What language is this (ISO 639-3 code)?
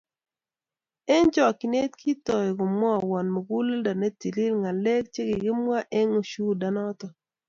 kln